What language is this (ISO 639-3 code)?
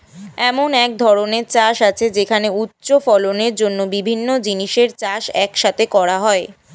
ben